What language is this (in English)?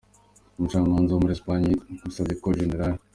Kinyarwanda